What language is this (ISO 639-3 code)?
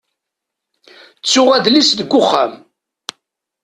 kab